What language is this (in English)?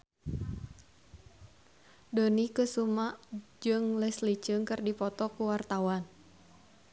Sundanese